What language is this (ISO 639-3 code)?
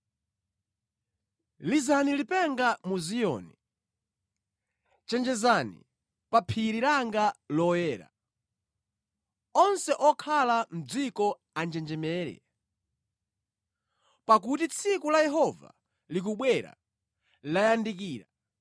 nya